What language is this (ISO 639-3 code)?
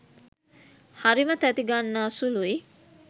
sin